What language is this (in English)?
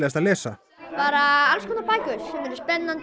Icelandic